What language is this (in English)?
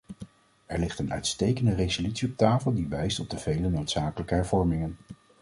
Dutch